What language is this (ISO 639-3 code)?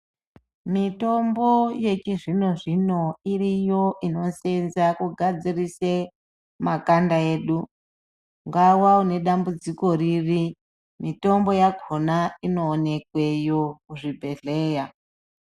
ndc